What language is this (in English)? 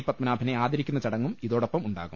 Malayalam